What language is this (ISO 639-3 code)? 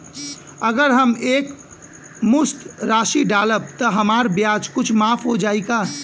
bho